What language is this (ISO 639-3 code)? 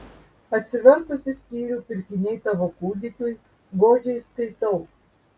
lit